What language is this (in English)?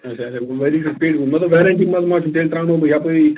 Kashmiri